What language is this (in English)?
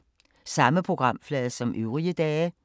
Danish